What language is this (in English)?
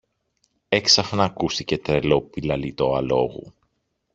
Greek